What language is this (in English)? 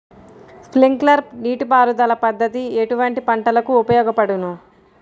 Telugu